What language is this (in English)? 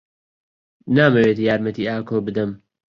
Central Kurdish